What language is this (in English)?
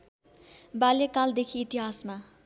Nepali